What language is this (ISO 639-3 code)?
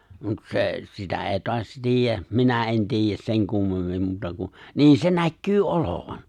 fin